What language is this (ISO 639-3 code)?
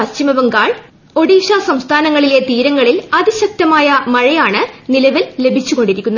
mal